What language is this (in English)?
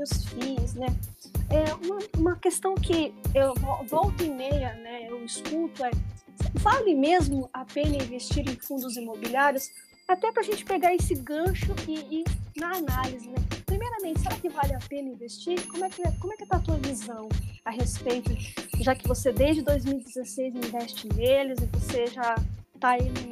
Portuguese